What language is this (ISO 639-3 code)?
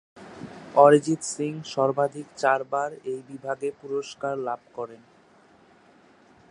ben